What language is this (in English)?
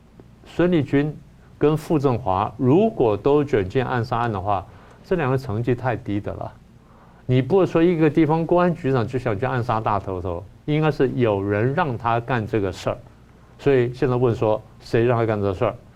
Chinese